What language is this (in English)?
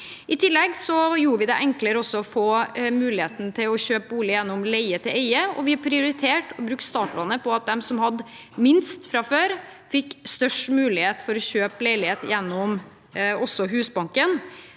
Norwegian